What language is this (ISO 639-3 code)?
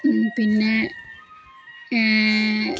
mal